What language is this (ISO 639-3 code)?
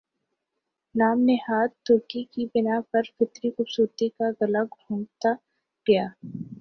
urd